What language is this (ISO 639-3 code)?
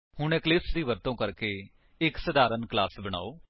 pan